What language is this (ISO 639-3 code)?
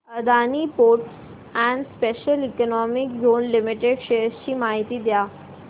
mar